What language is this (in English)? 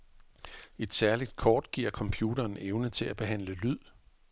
Danish